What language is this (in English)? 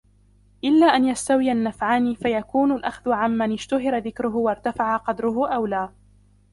Arabic